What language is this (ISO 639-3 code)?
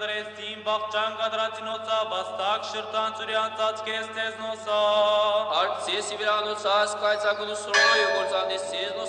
ron